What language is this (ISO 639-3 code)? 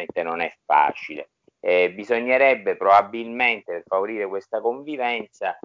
ita